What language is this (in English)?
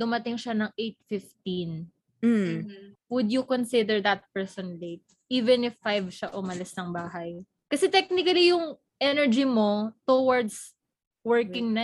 Filipino